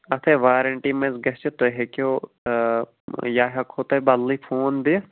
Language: Kashmiri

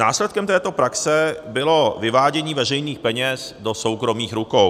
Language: Czech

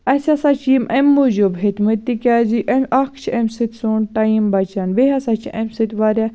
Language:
Kashmiri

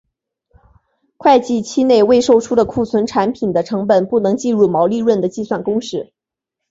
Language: Chinese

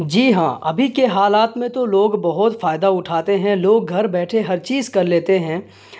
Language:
Urdu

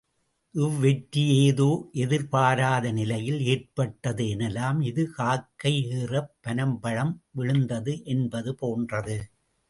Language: Tamil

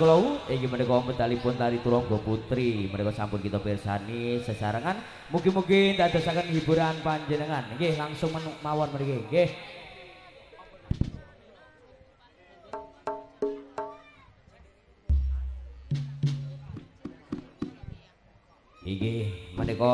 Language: Indonesian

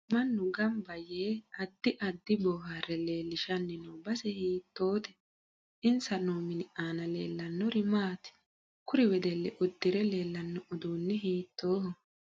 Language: Sidamo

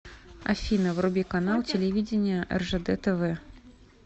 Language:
Russian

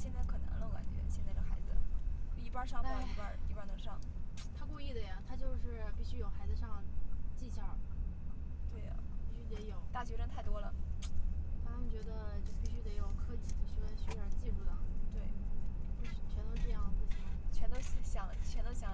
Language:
Chinese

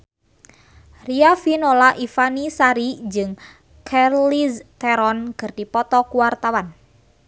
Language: Sundanese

